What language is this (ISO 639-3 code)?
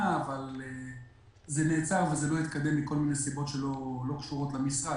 heb